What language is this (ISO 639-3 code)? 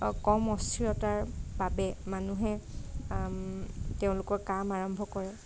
asm